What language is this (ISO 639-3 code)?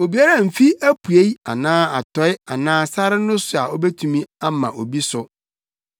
aka